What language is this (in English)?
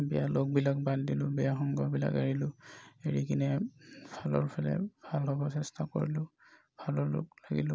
Assamese